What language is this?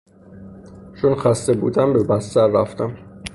Persian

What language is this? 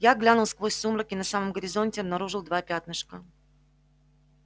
Russian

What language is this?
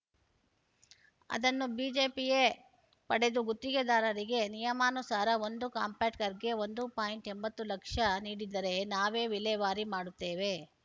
Kannada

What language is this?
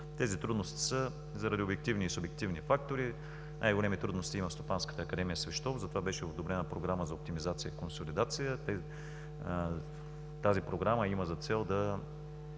Bulgarian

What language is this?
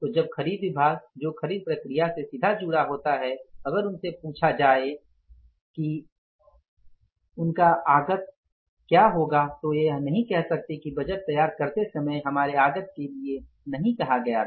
Hindi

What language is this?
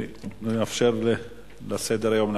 Hebrew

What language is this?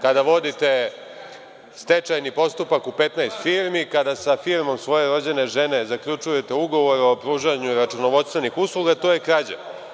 Serbian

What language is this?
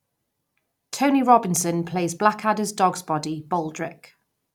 English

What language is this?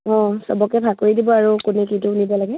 Assamese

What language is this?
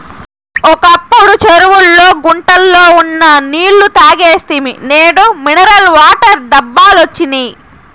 Telugu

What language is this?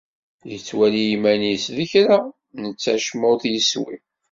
Kabyle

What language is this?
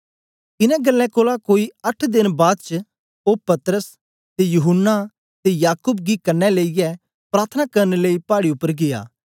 Dogri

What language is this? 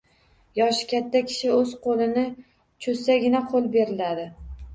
Uzbek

